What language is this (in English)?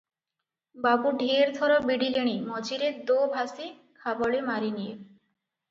Odia